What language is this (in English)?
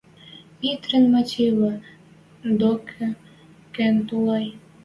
Western Mari